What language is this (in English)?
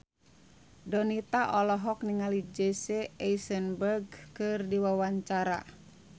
Sundanese